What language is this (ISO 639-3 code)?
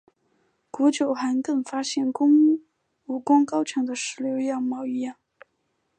zho